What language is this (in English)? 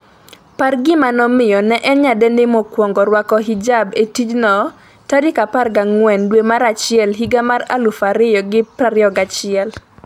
Luo (Kenya and Tanzania)